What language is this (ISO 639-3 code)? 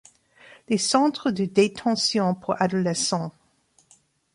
fra